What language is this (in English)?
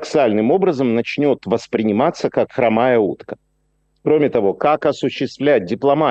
Russian